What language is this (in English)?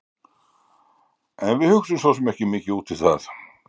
Icelandic